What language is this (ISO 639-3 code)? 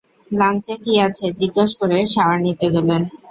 ben